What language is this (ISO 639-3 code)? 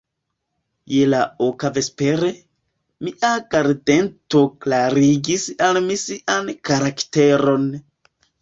epo